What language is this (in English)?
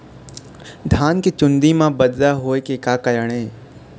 Chhattisgarhi